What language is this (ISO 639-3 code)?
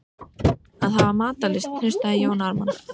isl